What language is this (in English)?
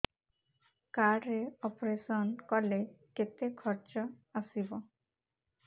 Odia